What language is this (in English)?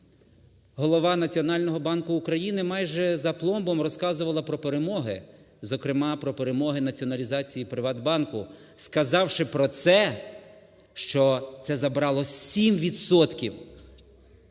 Ukrainian